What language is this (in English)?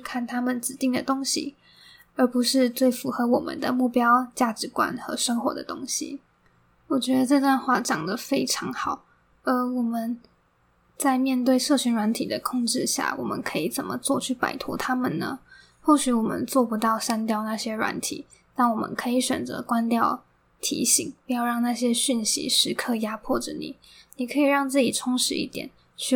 Chinese